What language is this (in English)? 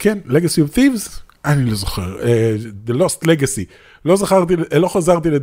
Hebrew